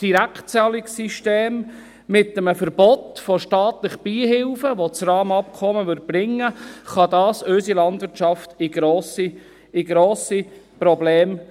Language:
Swiss German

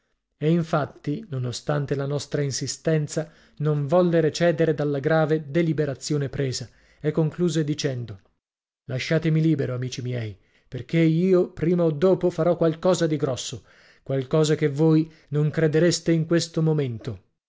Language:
Italian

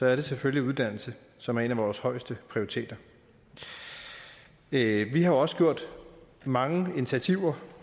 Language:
Danish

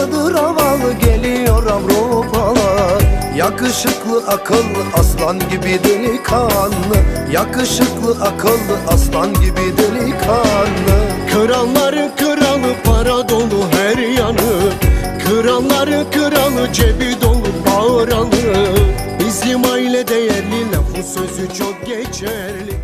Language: Turkish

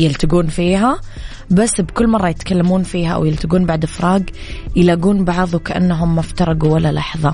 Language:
Arabic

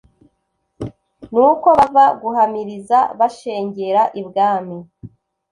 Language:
Kinyarwanda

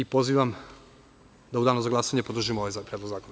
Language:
Serbian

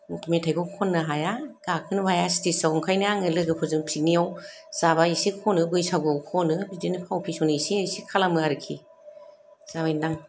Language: Bodo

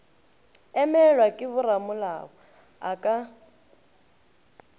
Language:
Northern Sotho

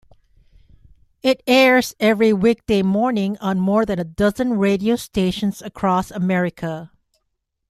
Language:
English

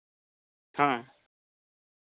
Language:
Santali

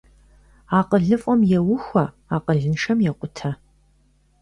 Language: Kabardian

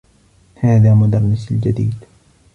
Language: Arabic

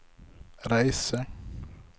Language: Norwegian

